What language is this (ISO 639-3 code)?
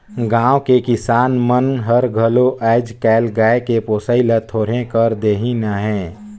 hne